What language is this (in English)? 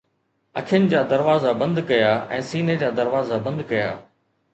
Sindhi